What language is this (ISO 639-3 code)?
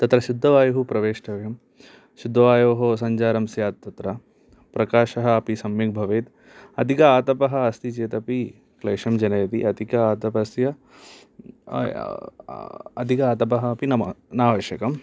san